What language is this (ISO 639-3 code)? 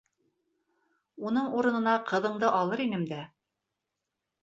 bak